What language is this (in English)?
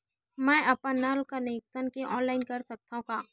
Chhattisgarhi